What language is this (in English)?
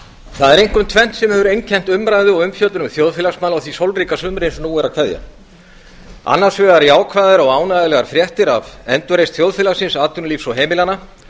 Icelandic